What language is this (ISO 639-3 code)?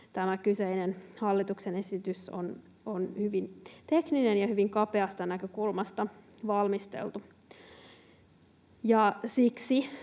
fin